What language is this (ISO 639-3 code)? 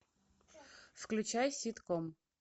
rus